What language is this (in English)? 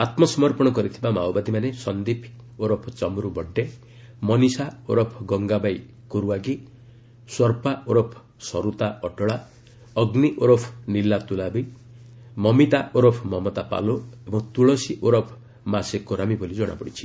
Odia